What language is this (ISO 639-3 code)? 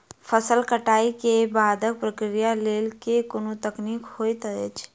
mai